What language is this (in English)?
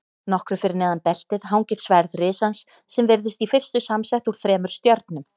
Icelandic